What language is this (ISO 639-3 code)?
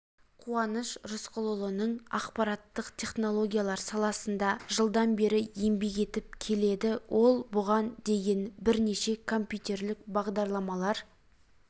kaz